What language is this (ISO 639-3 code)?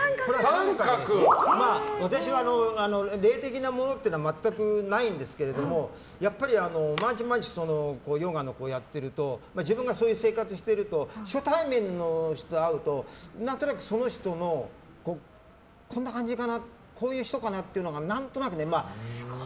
jpn